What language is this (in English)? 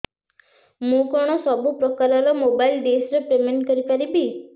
Odia